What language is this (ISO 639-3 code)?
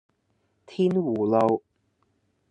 yue